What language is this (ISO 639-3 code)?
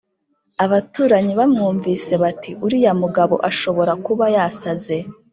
kin